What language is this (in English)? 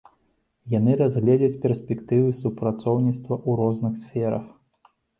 Belarusian